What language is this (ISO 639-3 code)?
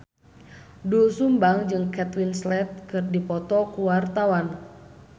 sun